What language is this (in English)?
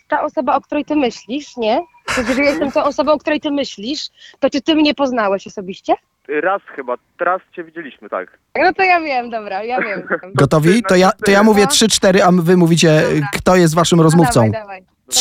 Polish